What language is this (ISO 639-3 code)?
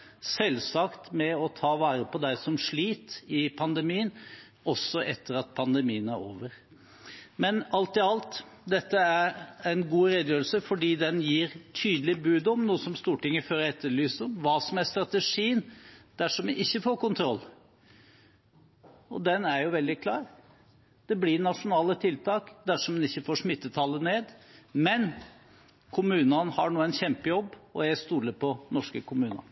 nob